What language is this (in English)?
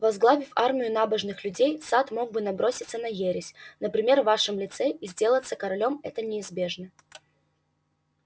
Russian